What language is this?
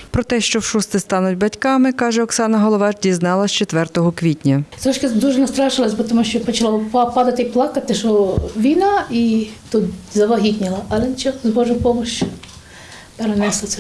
Ukrainian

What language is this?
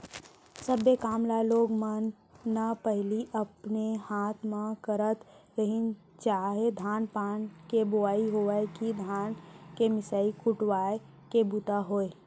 Chhattisgarhi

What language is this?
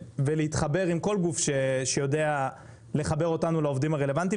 Hebrew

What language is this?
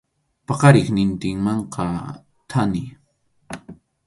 Arequipa-La Unión Quechua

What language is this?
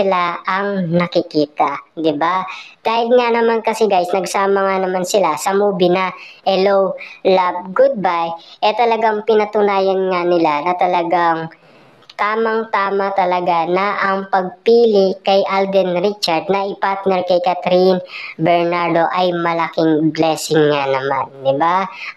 Filipino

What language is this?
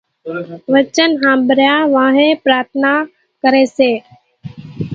Kachi Koli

